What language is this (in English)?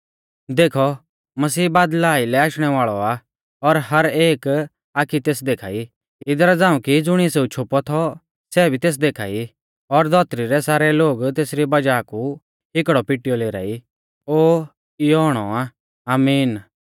Mahasu Pahari